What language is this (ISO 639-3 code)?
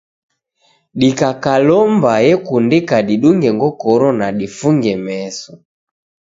dav